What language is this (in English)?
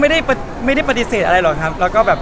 Thai